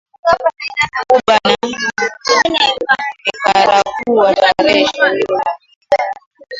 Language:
Swahili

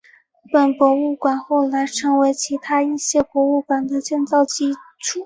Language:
Chinese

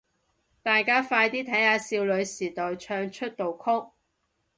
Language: Cantonese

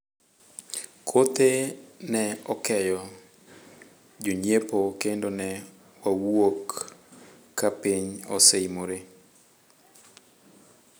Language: Luo (Kenya and Tanzania)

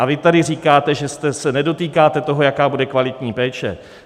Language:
Czech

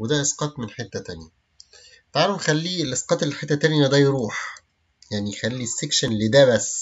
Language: Arabic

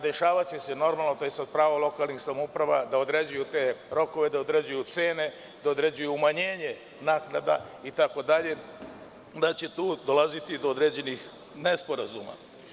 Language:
Serbian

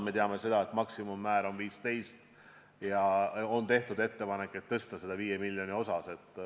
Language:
Estonian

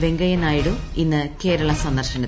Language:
Malayalam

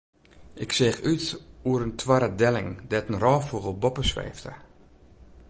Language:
Western Frisian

